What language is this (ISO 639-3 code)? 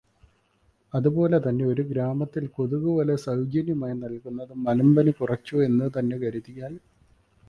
mal